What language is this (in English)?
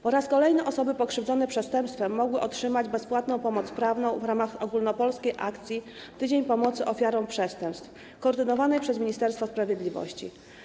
Polish